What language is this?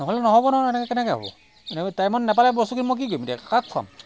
Assamese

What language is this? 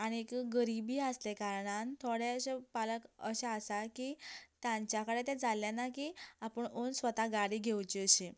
Konkani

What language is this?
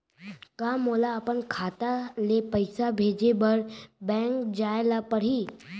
Chhattisgarhi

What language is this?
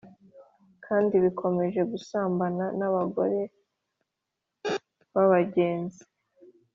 Kinyarwanda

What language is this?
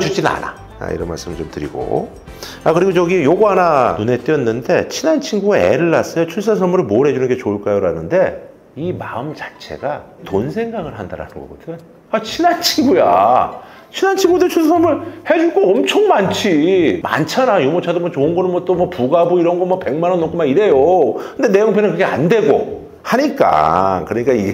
Korean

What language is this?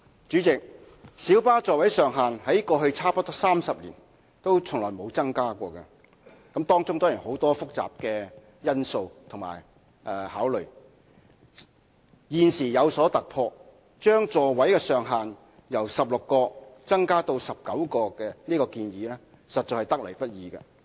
Cantonese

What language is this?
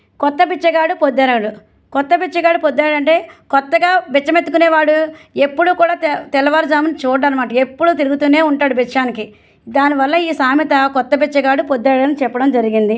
Telugu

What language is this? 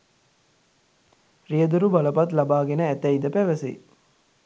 Sinhala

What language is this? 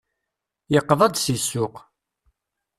Kabyle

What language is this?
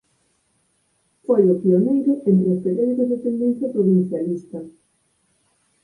Galician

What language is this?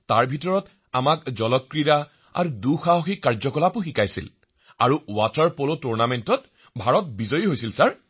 Assamese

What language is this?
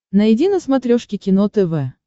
Russian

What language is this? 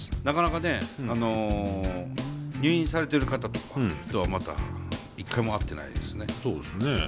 Japanese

